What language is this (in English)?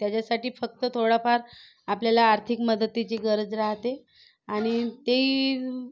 Marathi